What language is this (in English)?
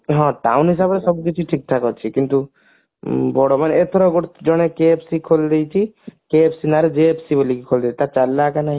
Odia